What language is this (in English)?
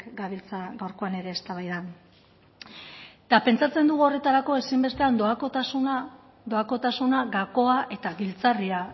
Basque